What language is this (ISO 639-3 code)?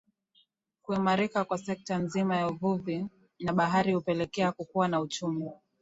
swa